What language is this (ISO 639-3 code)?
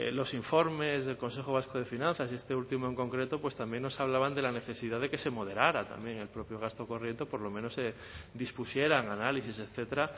spa